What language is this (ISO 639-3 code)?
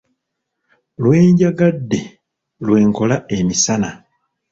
lug